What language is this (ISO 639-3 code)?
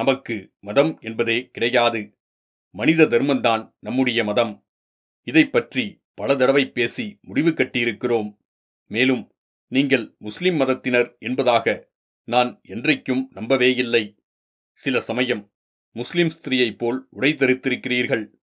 tam